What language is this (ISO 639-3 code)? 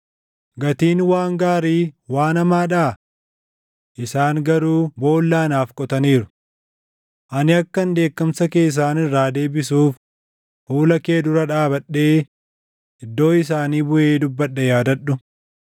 orm